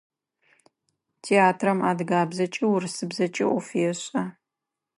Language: Adyghe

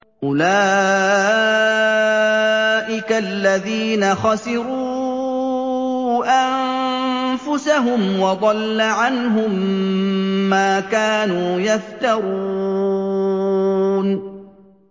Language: Arabic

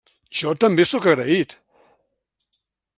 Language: Catalan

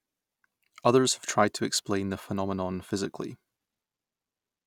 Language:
English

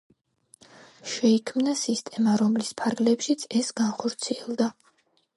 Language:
Georgian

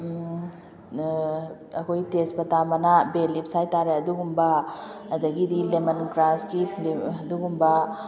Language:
Manipuri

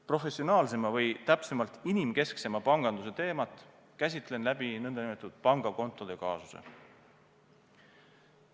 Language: Estonian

